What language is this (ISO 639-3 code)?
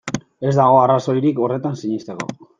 eus